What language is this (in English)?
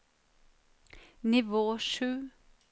Norwegian